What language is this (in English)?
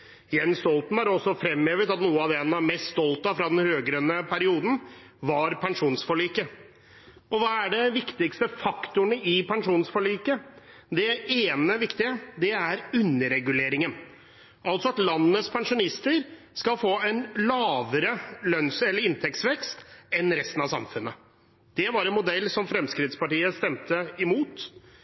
Norwegian Bokmål